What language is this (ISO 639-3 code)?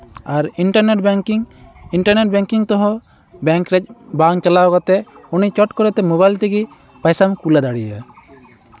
sat